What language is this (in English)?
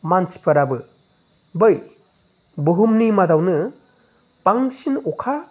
Bodo